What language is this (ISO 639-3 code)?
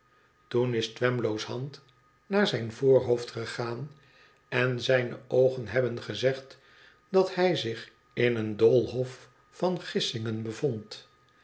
nld